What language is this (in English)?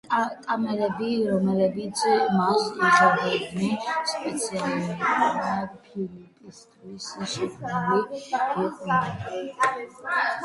Georgian